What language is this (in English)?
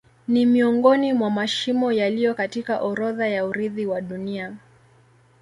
Swahili